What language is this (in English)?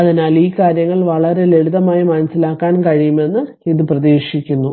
Malayalam